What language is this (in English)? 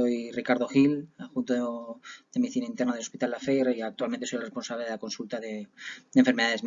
Spanish